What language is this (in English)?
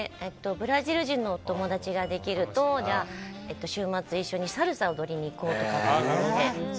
Japanese